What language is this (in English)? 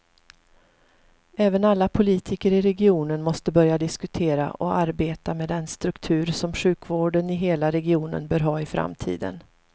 Swedish